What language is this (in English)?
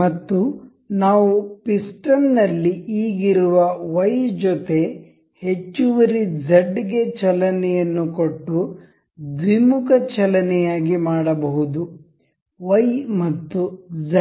Kannada